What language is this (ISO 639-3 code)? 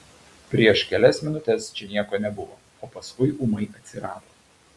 lit